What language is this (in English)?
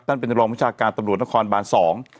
Thai